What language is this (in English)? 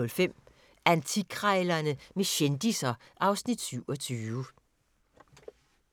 Danish